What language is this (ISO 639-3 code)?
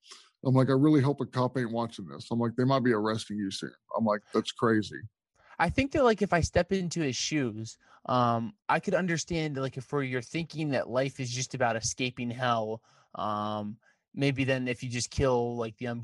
eng